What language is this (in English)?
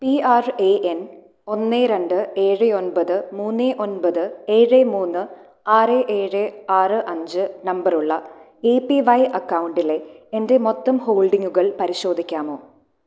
Malayalam